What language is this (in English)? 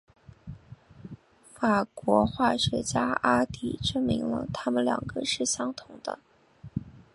Chinese